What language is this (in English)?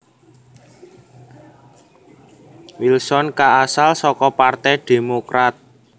Javanese